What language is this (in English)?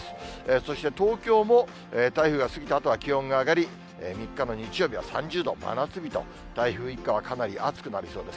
Japanese